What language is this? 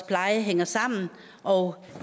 Danish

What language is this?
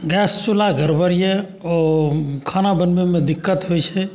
Maithili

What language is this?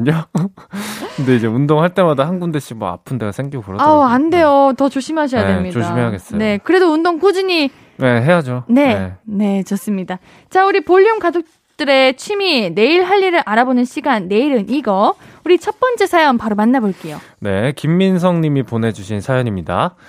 Korean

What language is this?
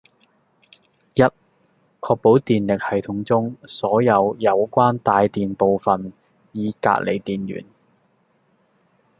Cantonese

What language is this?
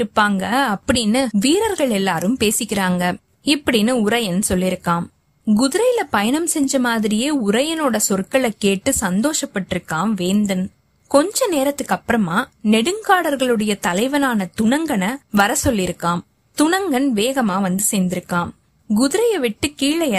Tamil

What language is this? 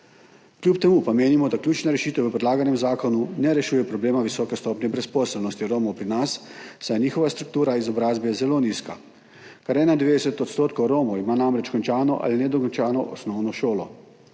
Slovenian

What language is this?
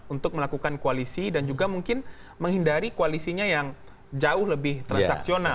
Indonesian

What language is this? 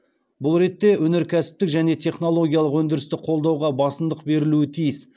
Kazakh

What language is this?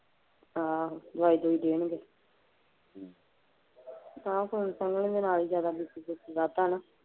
Punjabi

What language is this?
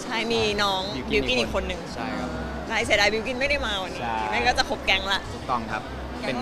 Thai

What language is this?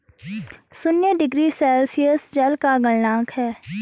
Hindi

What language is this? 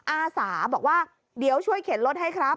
Thai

